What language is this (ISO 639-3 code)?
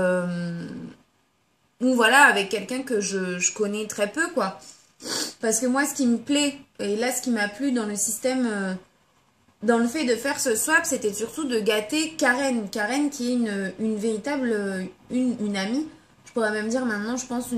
fra